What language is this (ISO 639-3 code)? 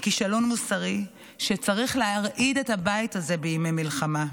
heb